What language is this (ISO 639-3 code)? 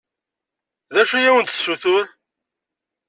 kab